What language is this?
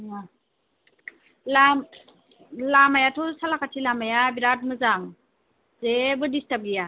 Bodo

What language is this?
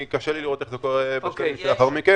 Hebrew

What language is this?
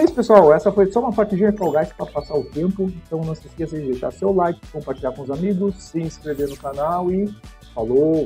Portuguese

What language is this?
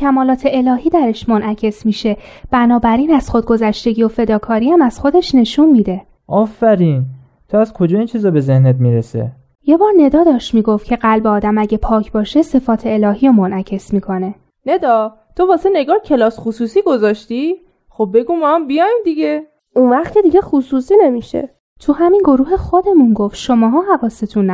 Persian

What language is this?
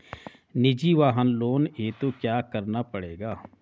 Hindi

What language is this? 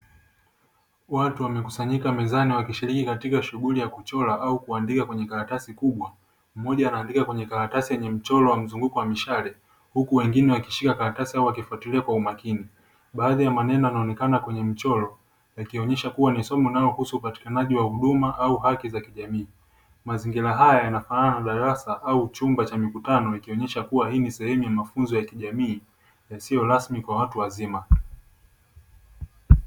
Swahili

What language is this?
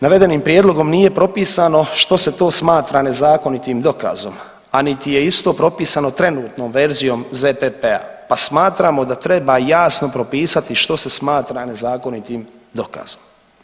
Croatian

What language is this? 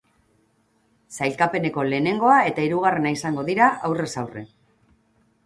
Basque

